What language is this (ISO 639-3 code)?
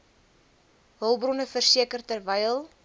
afr